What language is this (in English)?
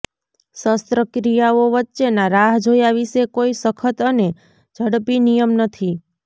Gujarati